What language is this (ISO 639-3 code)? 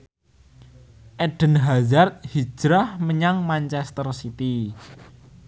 jav